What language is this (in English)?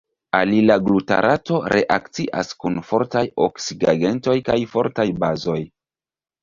Esperanto